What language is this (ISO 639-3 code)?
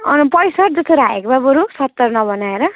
nep